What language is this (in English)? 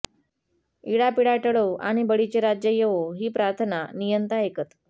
Marathi